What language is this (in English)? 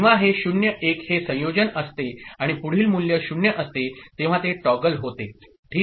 Marathi